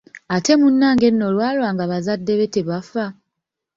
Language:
Ganda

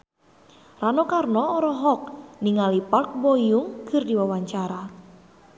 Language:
Sundanese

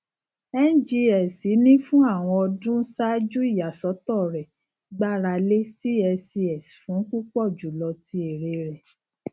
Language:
Yoruba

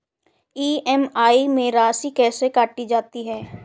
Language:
Hindi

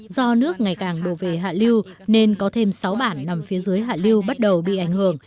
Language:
Vietnamese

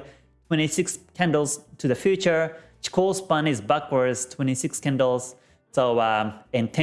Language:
English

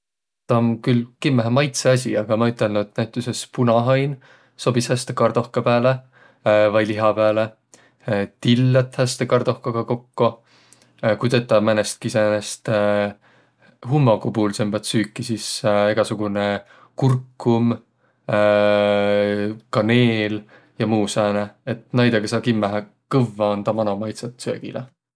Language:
Võro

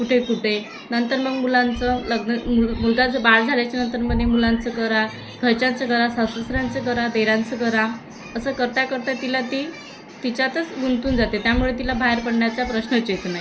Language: Marathi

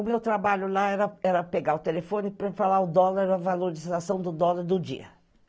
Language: Portuguese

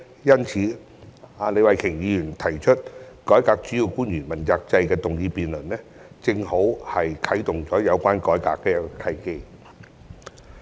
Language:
Cantonese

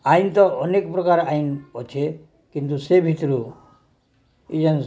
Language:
Odia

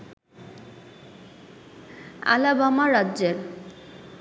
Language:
Bangla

